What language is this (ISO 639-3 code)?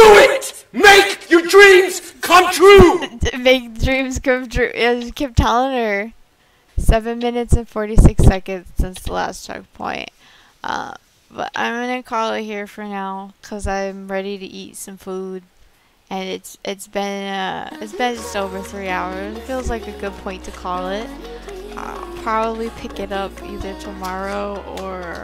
eng